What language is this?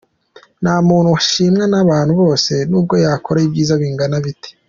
Kinyarwanda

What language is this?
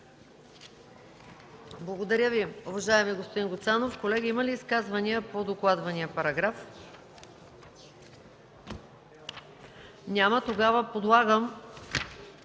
Bulgarian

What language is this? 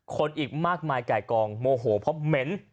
Thai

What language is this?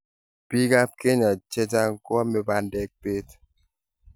Kalenjin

